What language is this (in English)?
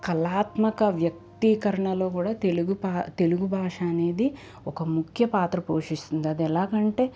Telugu